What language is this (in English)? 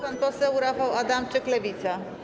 Polish